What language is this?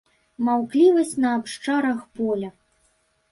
Belarusian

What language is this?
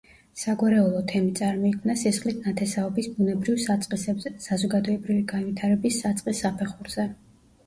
Georgian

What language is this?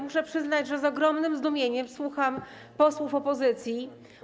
Polish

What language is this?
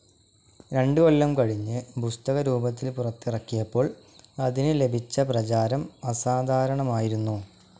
Malayalam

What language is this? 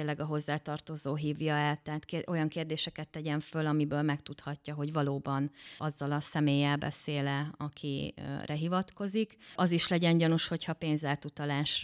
Hungarian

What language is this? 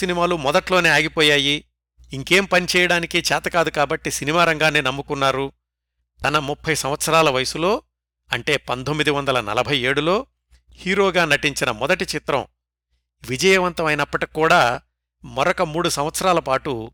Telugu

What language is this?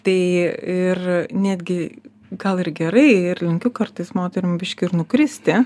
Lithuanian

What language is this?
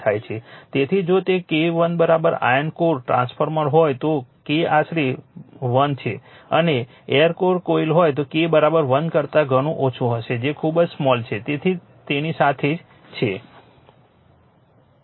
Gujarati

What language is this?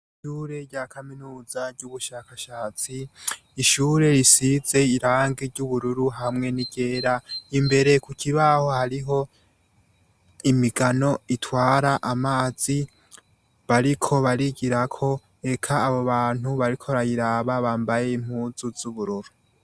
Rundi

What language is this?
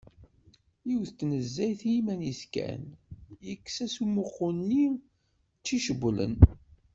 Kabyle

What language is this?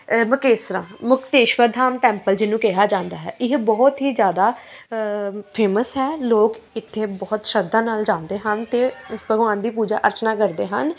Punjabi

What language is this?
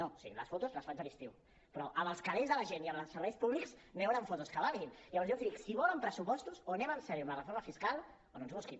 Catalan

